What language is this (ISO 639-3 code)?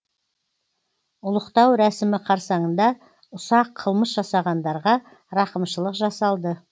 kaz